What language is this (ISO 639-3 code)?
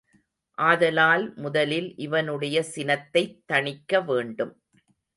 tam